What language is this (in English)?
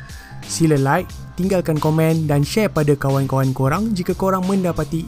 Malay